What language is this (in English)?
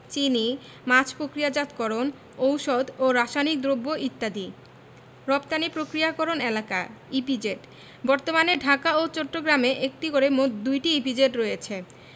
Bangla